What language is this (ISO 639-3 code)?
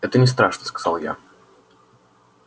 rus